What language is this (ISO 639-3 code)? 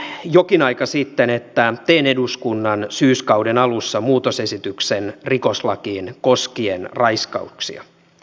fin